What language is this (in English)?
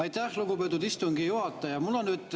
Estonian